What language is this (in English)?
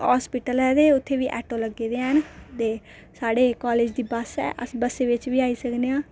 Dogri